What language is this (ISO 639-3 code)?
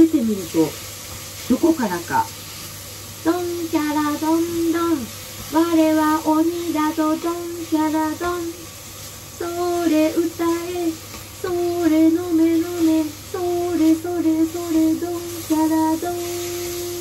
jpn